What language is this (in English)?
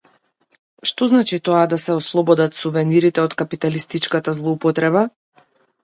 Macedonian